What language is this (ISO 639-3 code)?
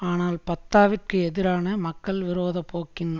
tam